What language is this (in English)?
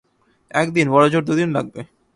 Bangla